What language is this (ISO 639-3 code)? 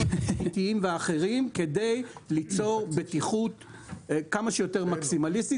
heb